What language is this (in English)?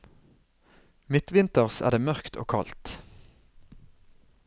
Norwegian